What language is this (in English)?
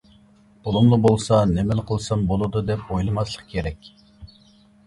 Uyghur